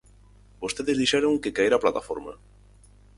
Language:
Galician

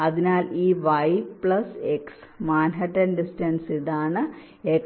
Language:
Malayalam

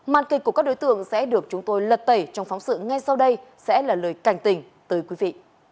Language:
Vietnamese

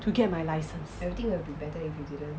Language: English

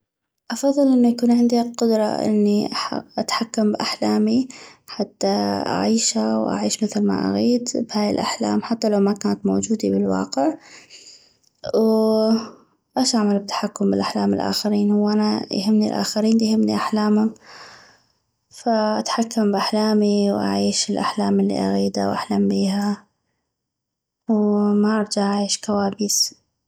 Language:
North Mesopotamian Arabic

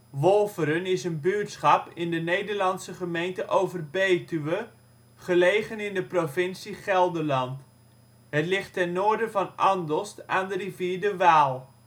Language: Dutch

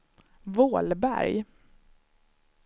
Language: Swedish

